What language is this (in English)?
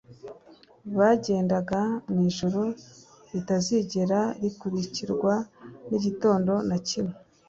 Kinyarwanda